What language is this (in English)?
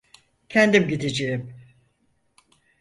Turkish